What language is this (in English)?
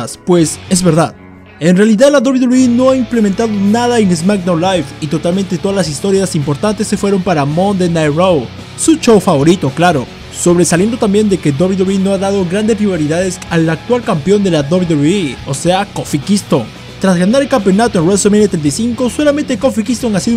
Spanish